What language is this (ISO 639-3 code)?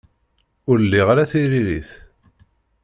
kab